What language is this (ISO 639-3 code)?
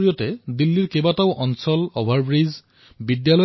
asm